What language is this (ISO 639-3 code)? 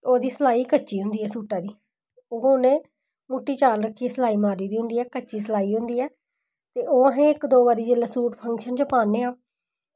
doi